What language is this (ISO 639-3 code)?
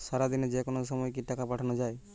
ben